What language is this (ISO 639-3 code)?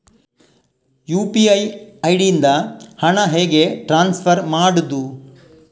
kan